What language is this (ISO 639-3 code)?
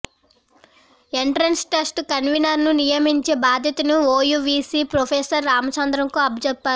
tel